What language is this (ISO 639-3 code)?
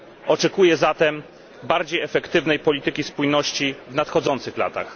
pol